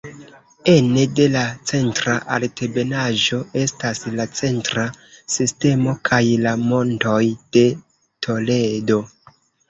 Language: Esperanto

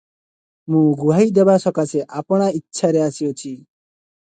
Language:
Odia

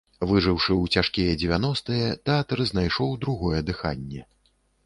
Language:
Belarusian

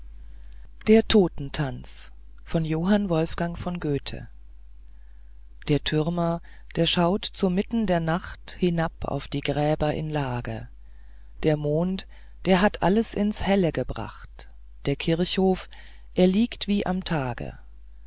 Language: German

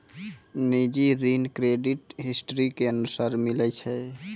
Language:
Maithili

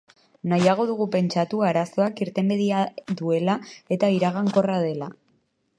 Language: Basque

